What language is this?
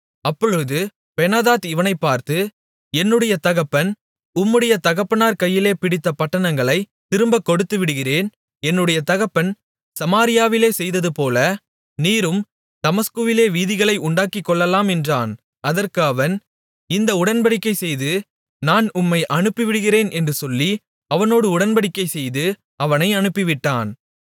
Tamil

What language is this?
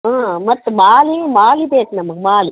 Kannada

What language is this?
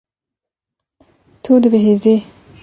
Kurdish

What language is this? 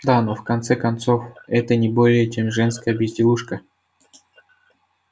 Russian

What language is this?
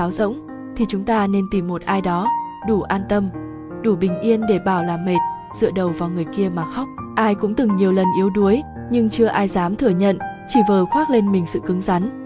Vietnamese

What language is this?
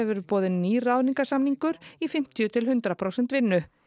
Icelandic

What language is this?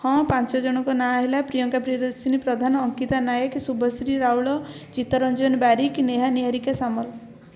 Odia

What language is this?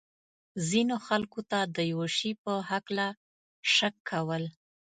Pashto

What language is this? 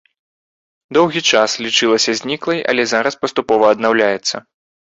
Belarusian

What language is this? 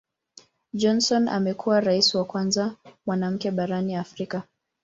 Swahili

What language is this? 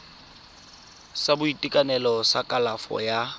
Tswana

